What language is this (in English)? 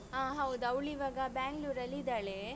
Kannada